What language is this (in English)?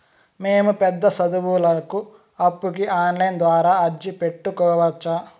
Telugu